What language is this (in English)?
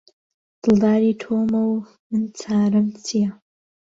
Central Kurdish